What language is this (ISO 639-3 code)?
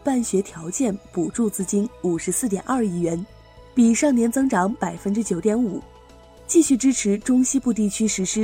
zho